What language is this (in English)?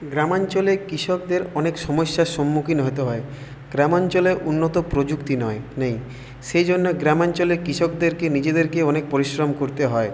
Bangla